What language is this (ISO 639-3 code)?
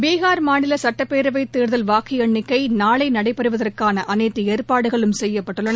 tam